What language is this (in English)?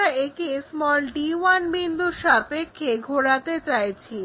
Bangla